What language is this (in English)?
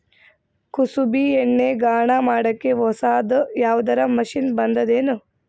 Kannada